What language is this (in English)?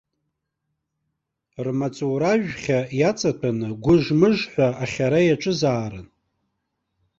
Abkhazian